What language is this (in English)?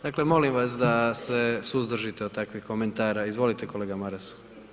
Croatian